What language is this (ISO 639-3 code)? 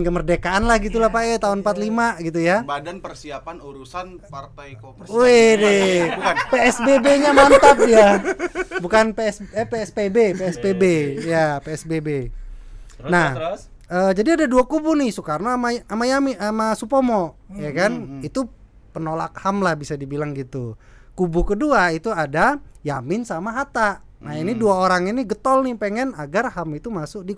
ind